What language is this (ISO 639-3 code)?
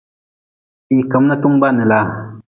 nmz